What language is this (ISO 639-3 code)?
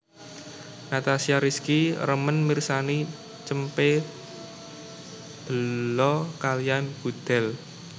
jav